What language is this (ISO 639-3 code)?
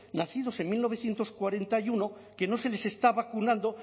spa